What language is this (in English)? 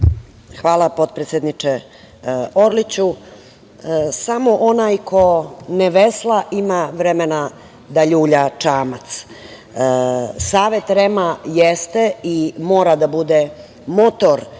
Serbian